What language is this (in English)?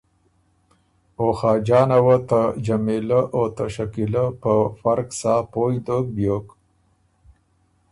Ormuri